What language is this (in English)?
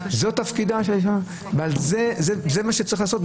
Hebrew